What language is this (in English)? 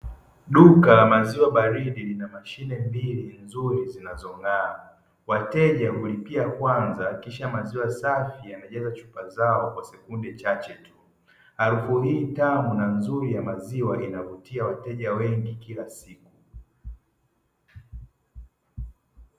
Swahili